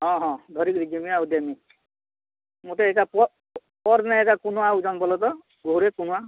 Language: Odia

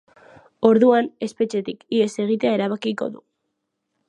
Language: Basque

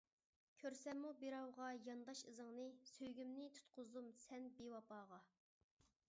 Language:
Uyghur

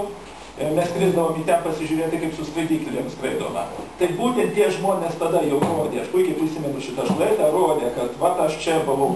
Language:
Lithuanian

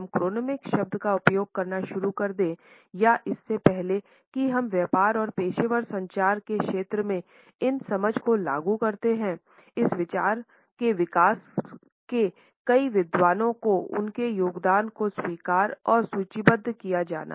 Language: Hindi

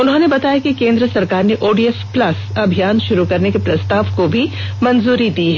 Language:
Hindi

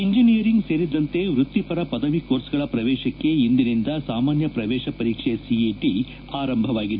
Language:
Kannada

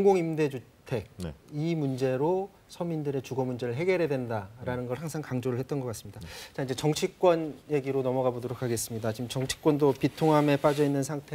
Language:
Korean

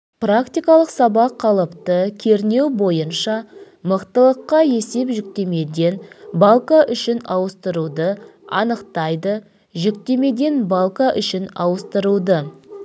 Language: Kazakh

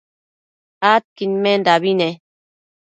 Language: Matsés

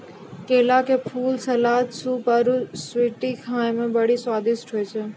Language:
Maithili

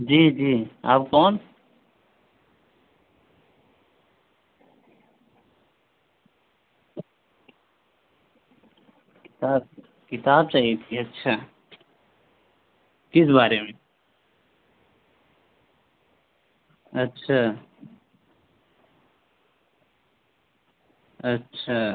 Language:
Urdu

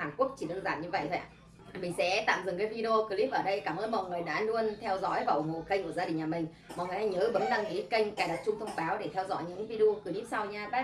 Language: Vietnamese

